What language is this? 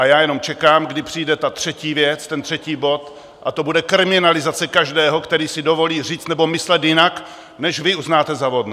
Czech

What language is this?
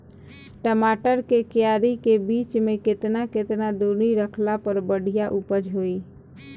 Bhojpuri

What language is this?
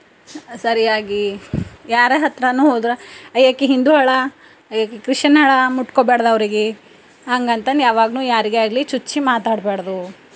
Kannada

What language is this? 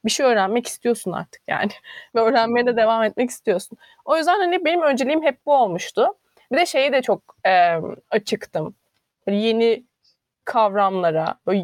Turkish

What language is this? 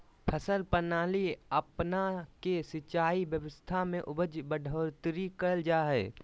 Magahi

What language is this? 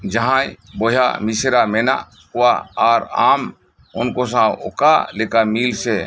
Santali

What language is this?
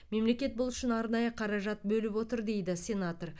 Kazakh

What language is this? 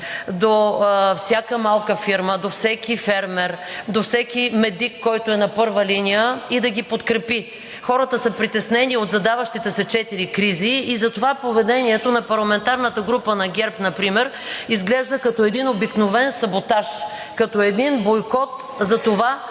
Bulgarian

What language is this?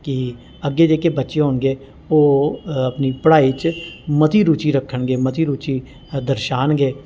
Dogri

